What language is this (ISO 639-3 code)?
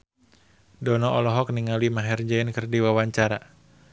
sun